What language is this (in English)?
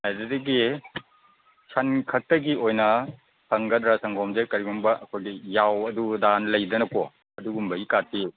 Manipuri